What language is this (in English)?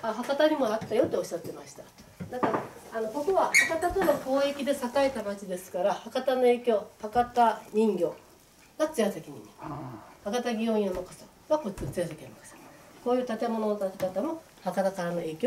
Japanese